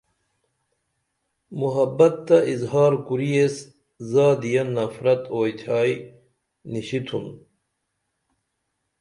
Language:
Dameli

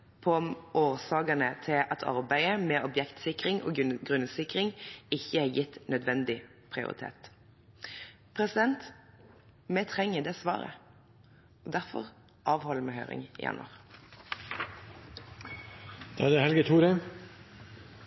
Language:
Norwegian Bokmål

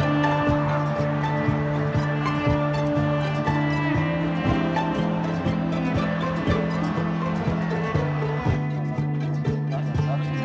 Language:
Indonesian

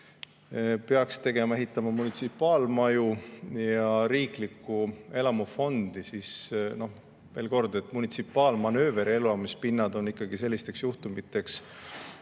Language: Estonian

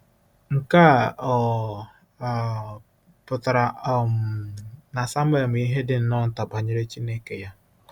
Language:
Igbo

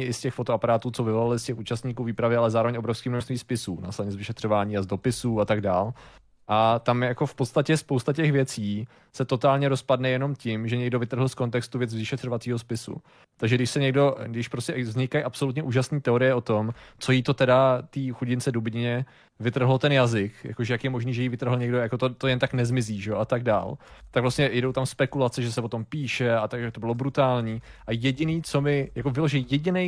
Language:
Czech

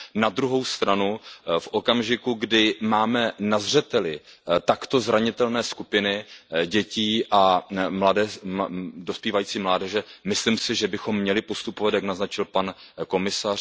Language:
Czech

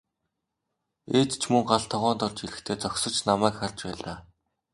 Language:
Mongolian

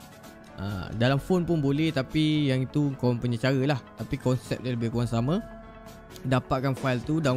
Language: Malay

